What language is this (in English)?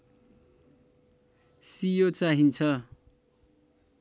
Nepali